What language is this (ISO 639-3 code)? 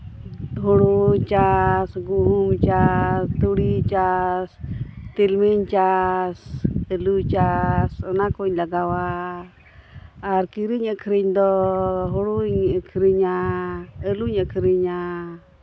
sat